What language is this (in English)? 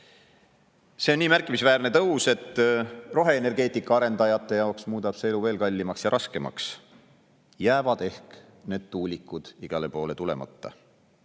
Estonian